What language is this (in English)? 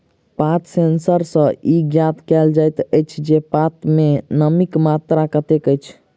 Maithili